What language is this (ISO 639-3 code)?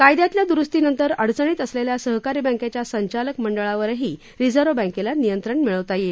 mar